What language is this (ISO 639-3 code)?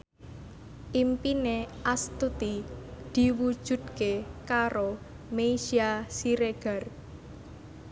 jav